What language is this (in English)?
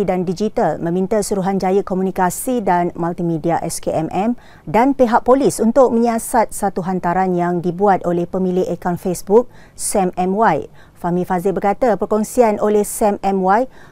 Malay